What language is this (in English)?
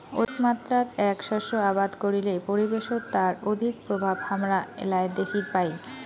Bangla